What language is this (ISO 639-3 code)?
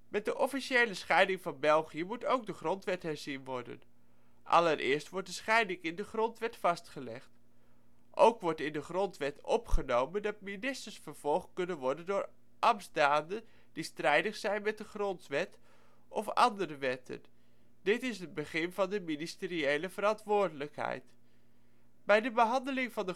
nld